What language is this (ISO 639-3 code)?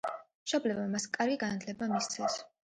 kat